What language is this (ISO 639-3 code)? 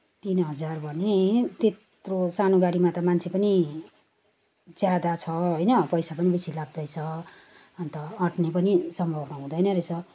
nep